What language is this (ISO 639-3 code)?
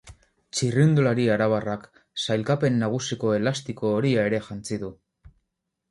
eus